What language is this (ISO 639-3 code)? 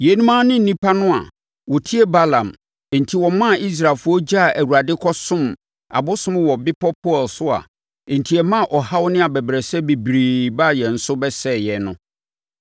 aka